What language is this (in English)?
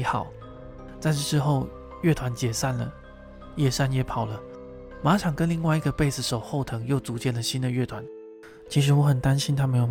Chinese